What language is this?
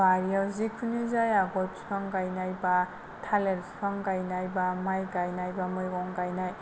Bodo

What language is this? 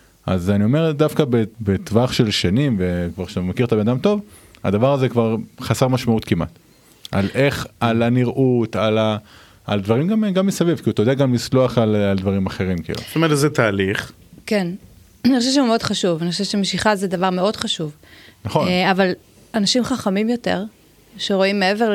Hebrew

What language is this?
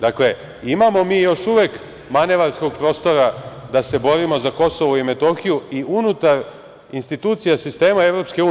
Serbian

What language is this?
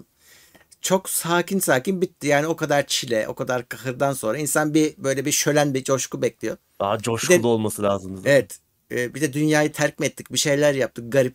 Turkish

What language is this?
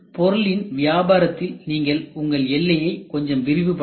Tamil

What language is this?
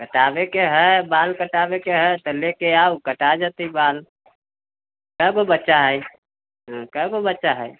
Maithili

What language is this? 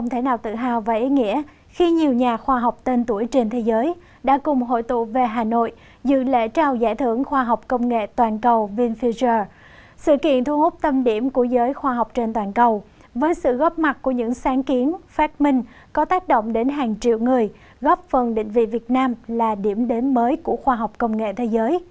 Vietnamese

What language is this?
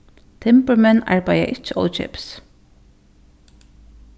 Faroese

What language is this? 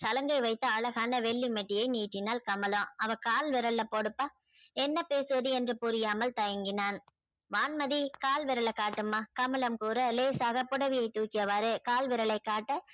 Tamil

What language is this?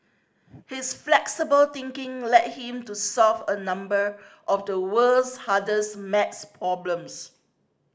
English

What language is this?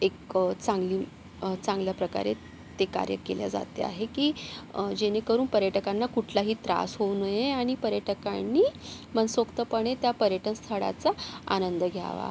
Marathi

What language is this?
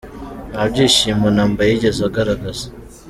Kinyarwanda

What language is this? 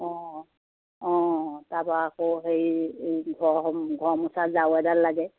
Assamese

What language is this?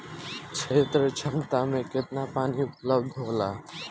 Bhojpuri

